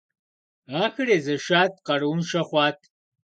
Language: Kabardian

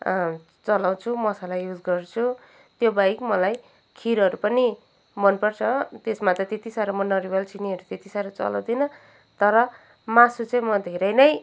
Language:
Nepali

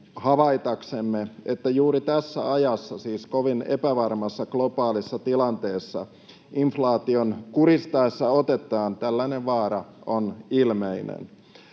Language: Finnish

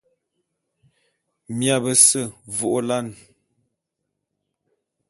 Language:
Bulu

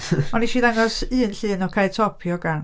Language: Welsh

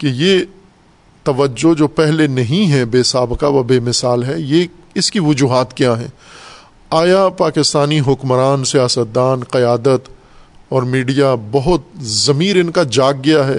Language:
Urdu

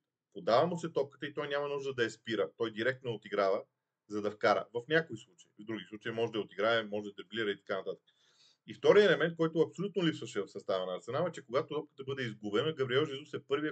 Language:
Bulgarian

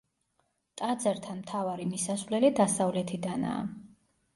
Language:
Georgian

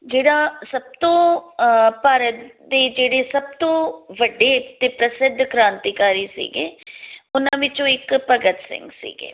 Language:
Punjabi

